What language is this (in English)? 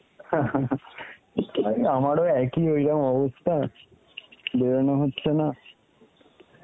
Bangla